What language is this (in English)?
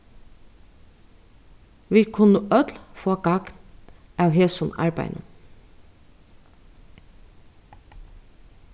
Faroese